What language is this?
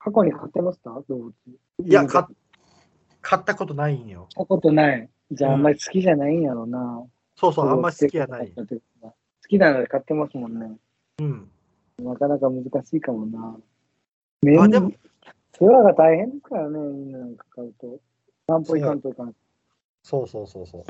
Japanese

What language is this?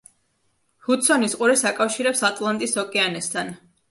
Georgian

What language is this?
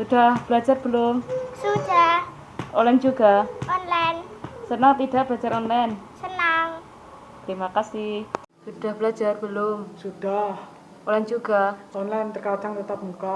Indonesian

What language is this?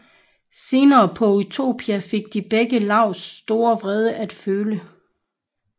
Danish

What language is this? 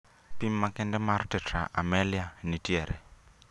Luo (Kenya and Tanzania)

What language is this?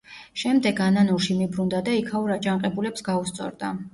Georgian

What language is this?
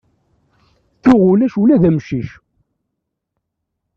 Kabyle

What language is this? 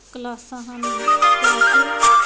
Punjabi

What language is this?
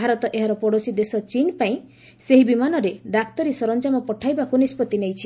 Odia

